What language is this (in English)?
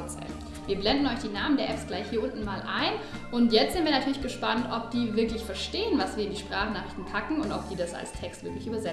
German